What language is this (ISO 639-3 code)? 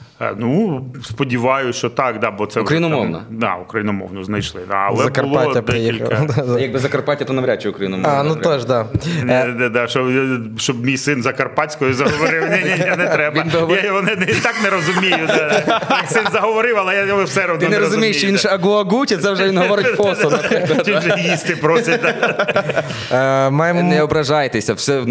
ukr